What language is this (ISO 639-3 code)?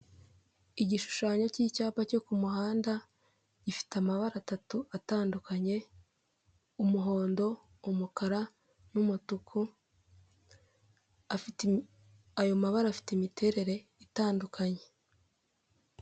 kin